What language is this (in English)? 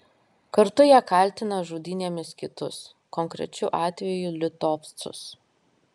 Lithuanian